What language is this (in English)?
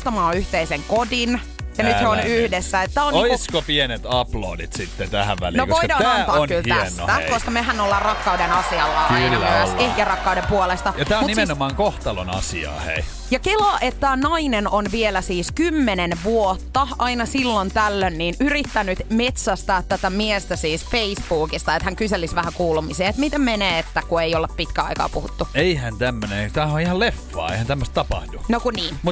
Finnish